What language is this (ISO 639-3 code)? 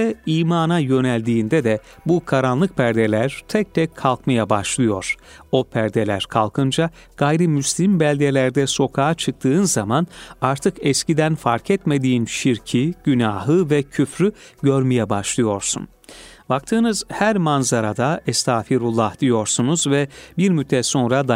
tur